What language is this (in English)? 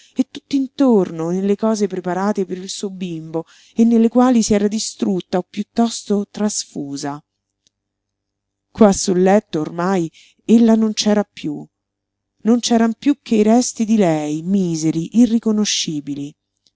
Italian